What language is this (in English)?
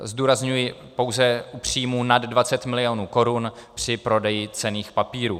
Czech